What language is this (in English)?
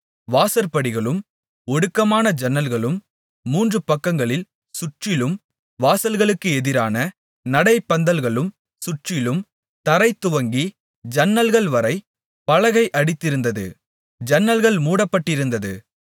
Tamil